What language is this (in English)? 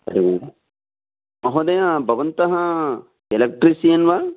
Sanskrit